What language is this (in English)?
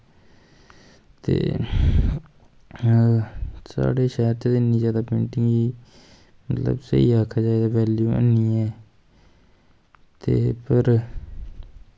Dogri